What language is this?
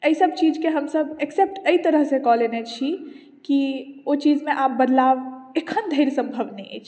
Maithili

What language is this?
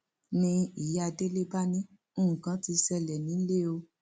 Yoruba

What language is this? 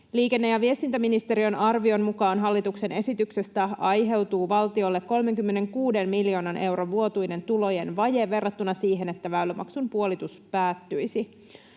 Finnish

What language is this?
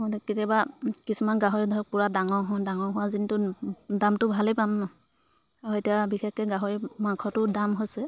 Assamese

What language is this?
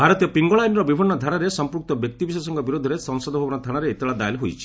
Odia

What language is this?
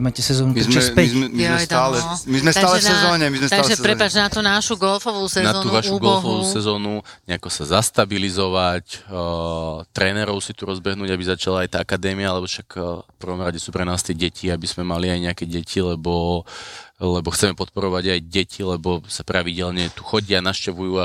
Slovak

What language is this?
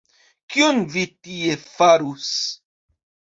Esperanto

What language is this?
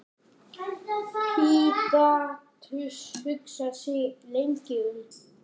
Icelandic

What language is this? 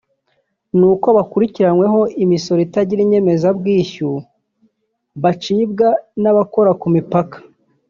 Kinyarwanda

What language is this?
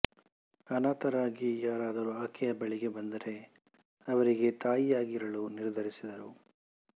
Kannada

